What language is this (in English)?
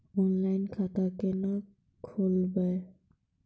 Maithili